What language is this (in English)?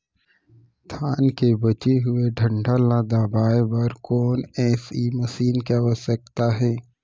Chhattisgarhi